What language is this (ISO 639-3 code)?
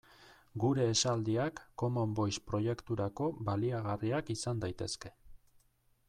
eus